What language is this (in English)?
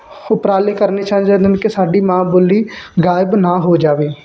Punjabi